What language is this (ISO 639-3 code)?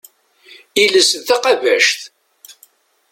kab